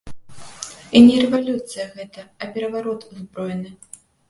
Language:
Belarusian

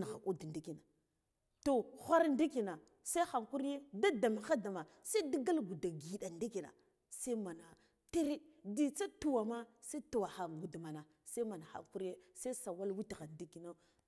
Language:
Guduf-Gava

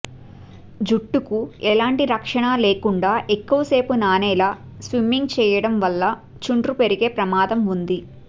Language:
Telugu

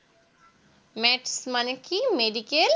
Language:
Bangla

